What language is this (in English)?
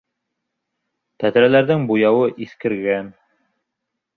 Bashkir